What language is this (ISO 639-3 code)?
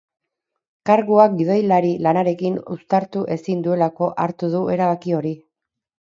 eus